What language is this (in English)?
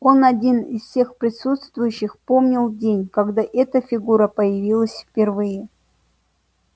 Russian